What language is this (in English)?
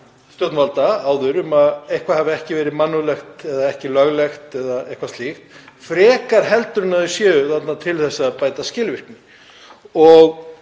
Icelandic